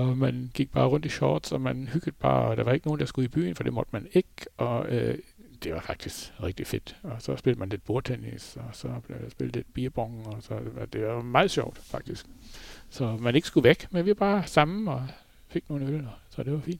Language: Danish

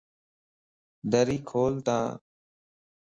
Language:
Lasi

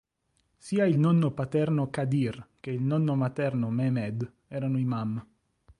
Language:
Italian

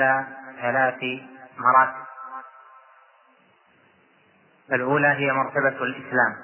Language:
Arabic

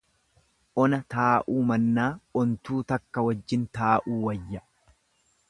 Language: Oromo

